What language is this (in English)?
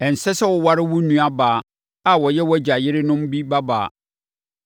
Akan